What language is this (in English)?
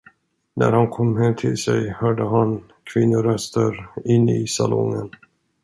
Swedish